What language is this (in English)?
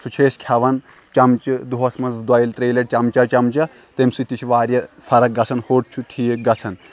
Kashmiri